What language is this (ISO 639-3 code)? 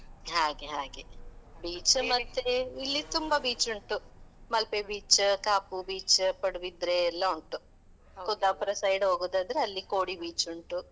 kan